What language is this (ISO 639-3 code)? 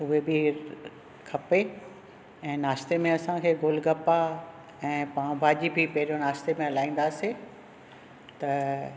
snd